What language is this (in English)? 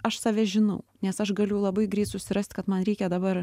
Lithuanian